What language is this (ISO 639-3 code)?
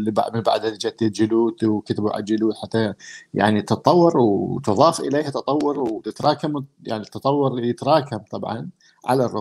ara